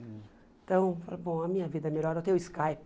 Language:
Portuguese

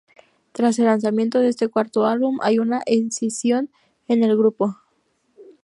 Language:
Spanish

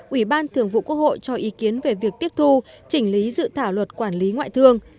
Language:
Vietnamese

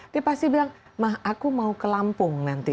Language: Indonesian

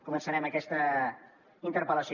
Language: Catalan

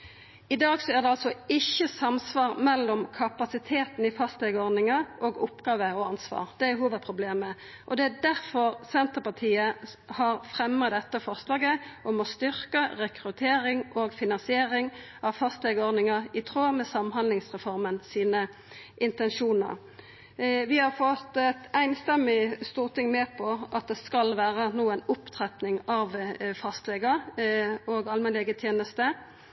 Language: Norwegian Nynorsk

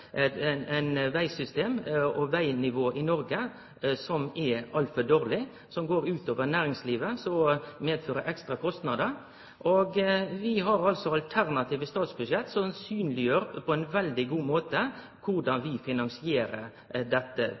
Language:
Norwegian Nynorsk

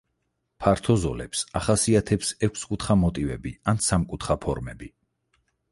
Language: Georgian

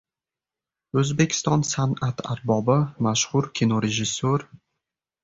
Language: Uzbek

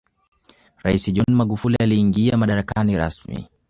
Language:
Swahili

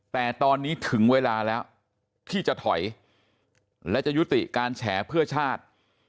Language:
Thai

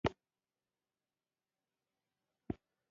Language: Pashto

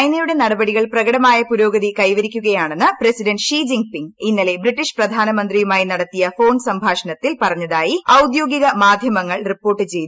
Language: Malayalam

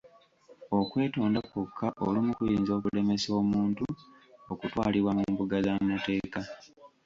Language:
Ganda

